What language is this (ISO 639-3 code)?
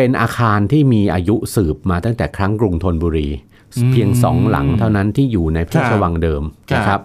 tha